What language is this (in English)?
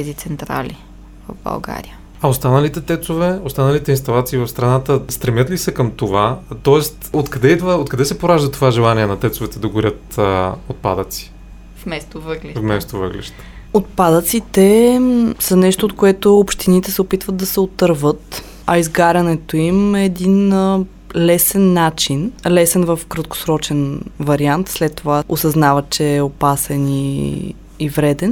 Bulgarian